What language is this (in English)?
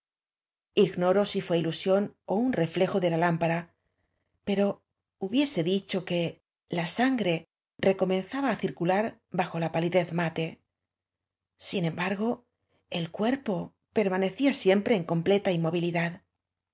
Spanish